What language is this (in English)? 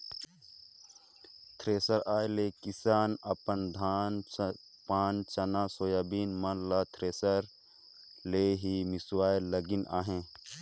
Chhattisgarhi